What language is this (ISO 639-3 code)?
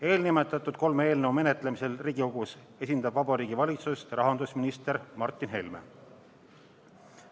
est